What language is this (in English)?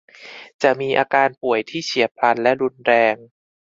Thai